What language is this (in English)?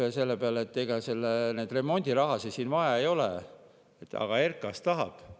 Estonian